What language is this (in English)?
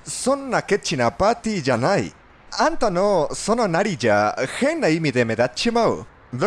Japanese